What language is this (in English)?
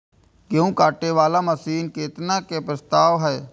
Maithili